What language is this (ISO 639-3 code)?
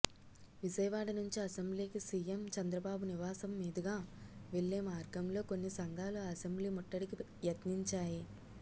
tel